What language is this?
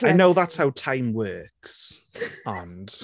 Welsh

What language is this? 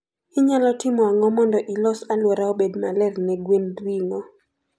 Luo (Kenya and Tanzania)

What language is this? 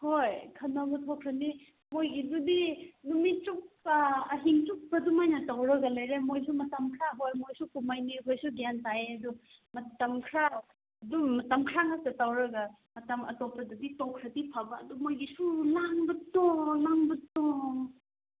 Manipuri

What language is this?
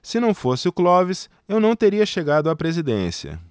Portuguese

